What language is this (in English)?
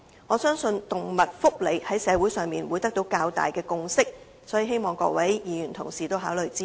Cantonese